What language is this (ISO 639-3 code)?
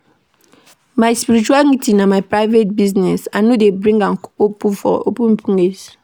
pcm